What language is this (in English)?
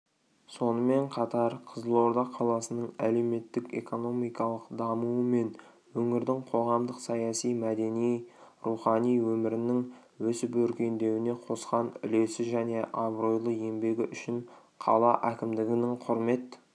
Kazakh